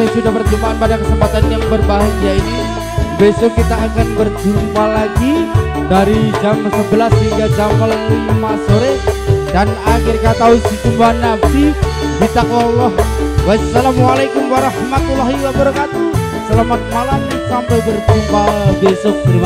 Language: Indonesian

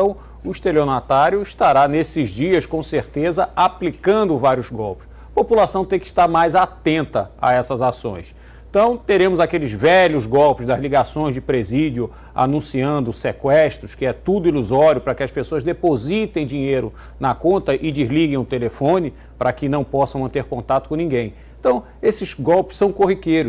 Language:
Portuguese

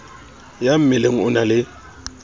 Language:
Southern Sotho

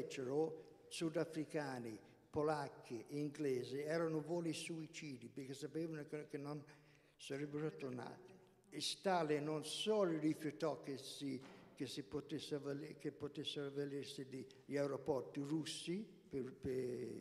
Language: Italian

